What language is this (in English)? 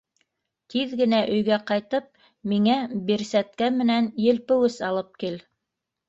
Bashkir